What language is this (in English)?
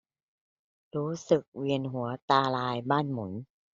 Thai